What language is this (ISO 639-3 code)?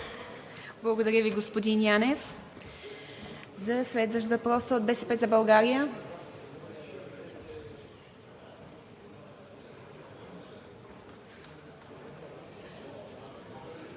bul